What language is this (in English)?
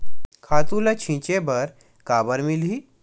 Chhattisgarhi